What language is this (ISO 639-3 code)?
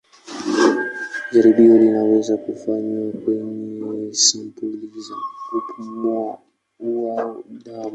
swa